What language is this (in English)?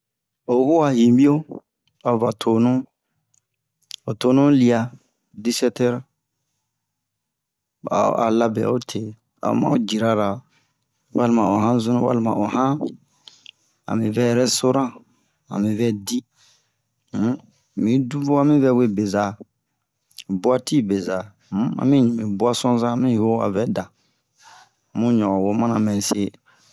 Bomu